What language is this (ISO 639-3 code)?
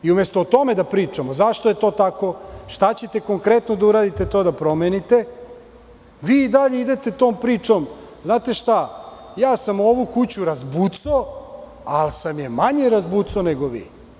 srp